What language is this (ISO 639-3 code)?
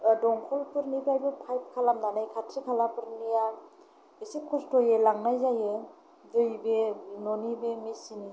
brx